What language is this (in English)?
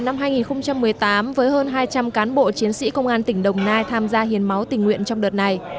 Vietnamese